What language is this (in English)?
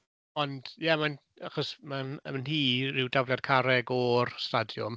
Welsh